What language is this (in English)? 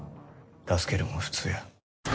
Japanese